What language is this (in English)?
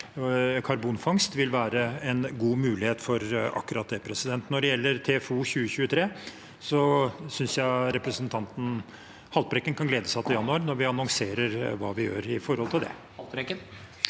Norwegian